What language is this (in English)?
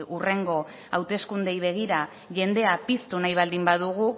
Basque